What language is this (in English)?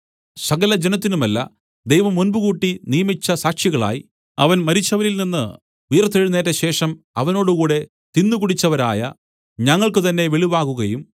Malayalam